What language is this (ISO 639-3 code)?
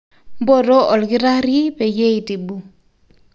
mas